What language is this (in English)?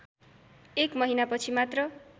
Nepali